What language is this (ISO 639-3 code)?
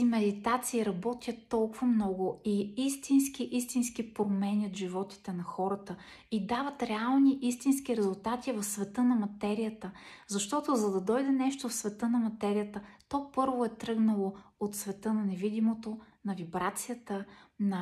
bul